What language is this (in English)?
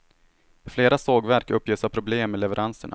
Swedish